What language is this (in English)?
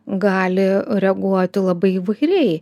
Lithuanian